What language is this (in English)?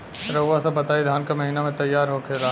Bhojpuri